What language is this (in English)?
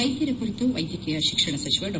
Kannada